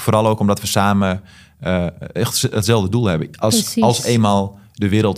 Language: Dutch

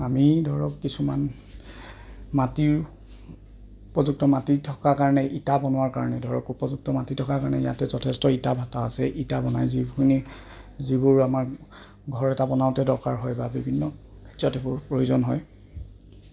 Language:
Assamese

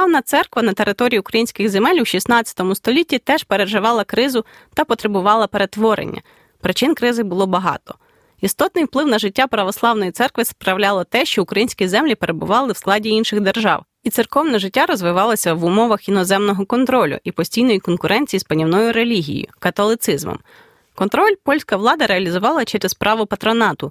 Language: Ukrainian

